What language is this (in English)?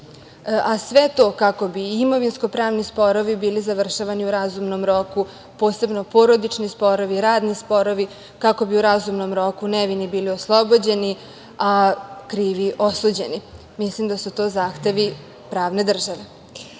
Serbian